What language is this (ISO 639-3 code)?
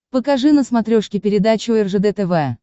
rus